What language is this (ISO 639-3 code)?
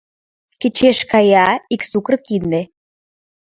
chm